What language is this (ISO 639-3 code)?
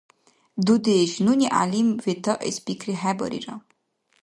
dar